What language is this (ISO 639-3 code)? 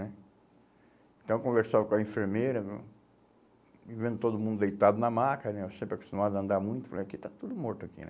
por